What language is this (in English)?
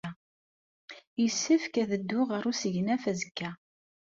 Kabyle